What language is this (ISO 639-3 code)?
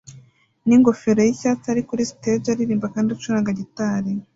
kin